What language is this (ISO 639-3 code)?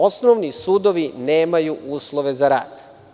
srp